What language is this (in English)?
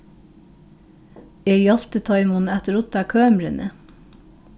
Faroese